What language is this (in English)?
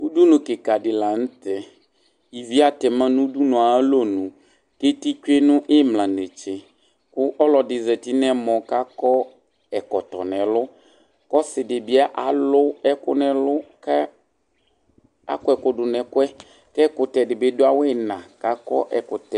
Ikposo